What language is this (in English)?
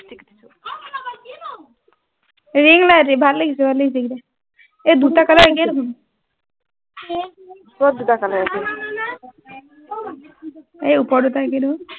Assamese